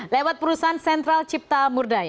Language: Indonesian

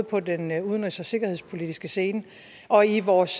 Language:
Danish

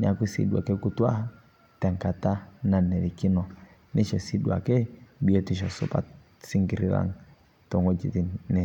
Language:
Masai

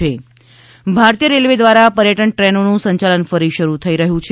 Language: Gujarati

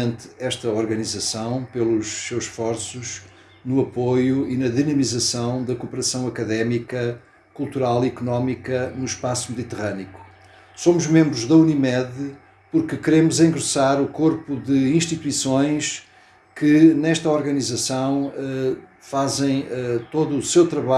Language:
Portuguese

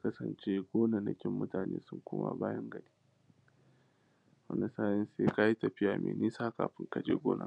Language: Hausa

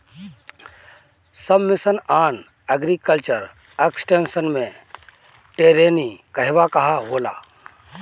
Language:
Bhojpuri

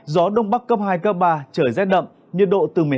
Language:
Vietnamese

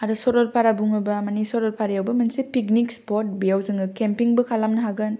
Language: Bodo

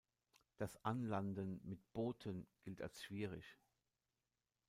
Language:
German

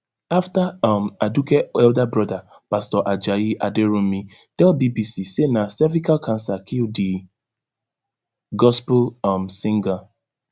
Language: Nigerian Pidgin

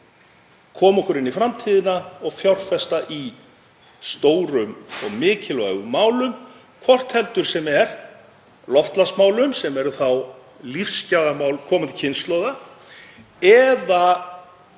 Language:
Icelandic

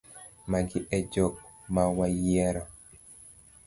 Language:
Luo (Kenya and Tanzania)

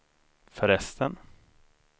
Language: Swedish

